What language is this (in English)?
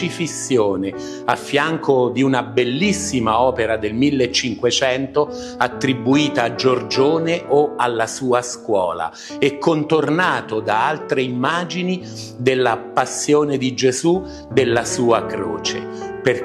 Italian